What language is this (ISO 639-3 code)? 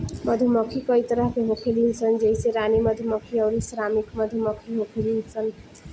bho